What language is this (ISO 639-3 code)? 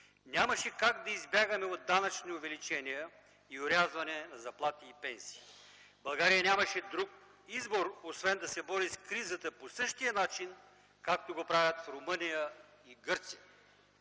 bul